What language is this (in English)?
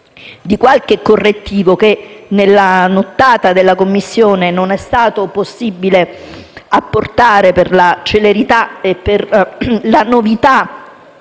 Italian